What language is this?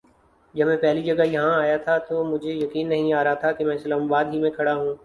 Urdu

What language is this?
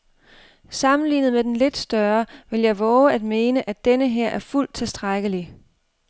Danish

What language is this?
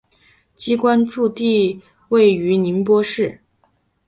Chinese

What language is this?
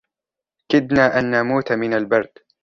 Arabic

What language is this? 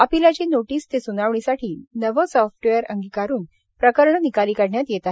Marathi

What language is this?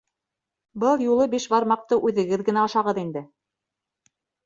Bashkir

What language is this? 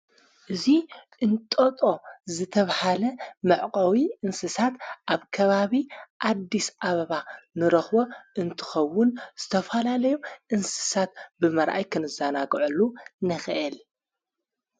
Tigrinya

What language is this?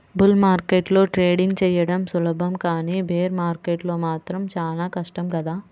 Telugu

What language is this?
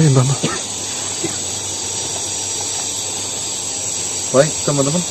Indonesian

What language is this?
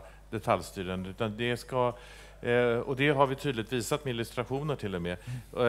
Swedish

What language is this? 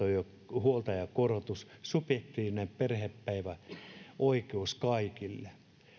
Finnish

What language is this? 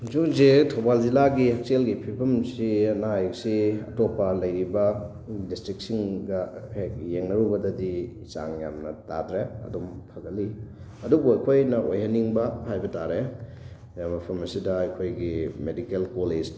Manipuri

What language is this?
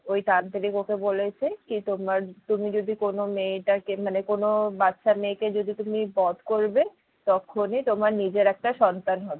Bangla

